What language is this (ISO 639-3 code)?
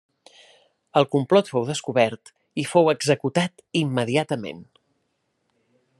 cat